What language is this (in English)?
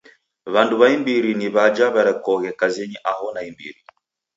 Taita